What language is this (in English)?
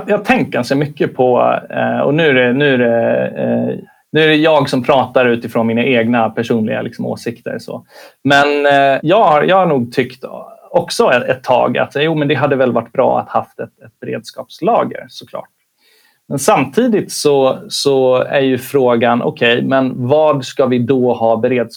Swedish